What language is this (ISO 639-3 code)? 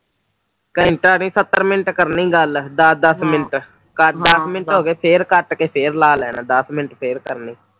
pan